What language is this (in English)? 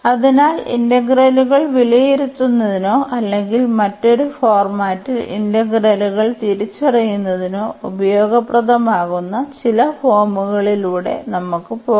Malayalam